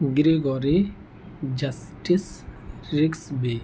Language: Urdu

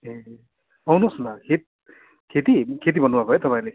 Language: Nepali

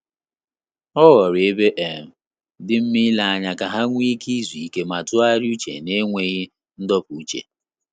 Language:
Igbo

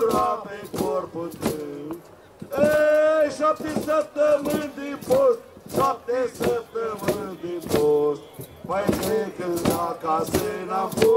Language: Romanian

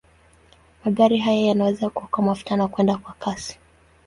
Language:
Swahili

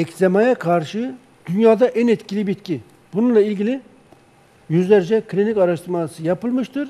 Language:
Turkish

